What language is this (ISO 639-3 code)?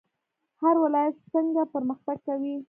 pus